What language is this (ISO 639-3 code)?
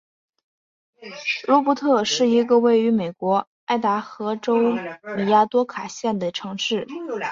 zho